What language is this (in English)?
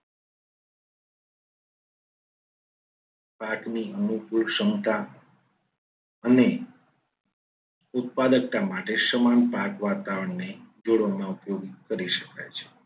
Gujarati